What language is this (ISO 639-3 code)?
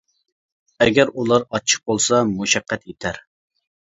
uig